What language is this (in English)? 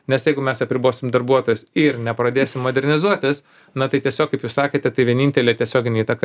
Lithuanian